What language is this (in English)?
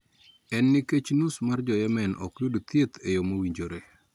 Luo (Kenya and Tanzania)